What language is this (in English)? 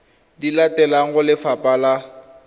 Tswana